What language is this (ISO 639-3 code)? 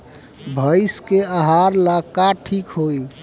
bho